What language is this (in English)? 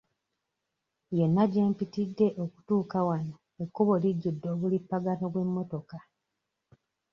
Ganda